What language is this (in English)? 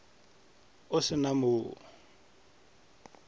Northern Sotho